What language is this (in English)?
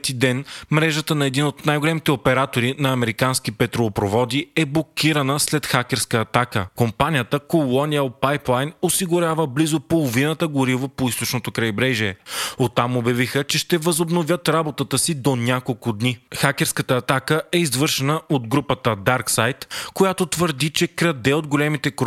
Bulgarian